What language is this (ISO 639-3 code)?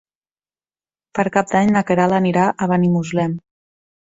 cat